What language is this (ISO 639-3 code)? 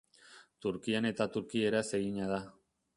eus